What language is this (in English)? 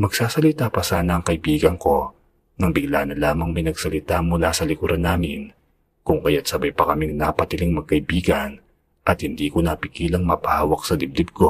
Filipino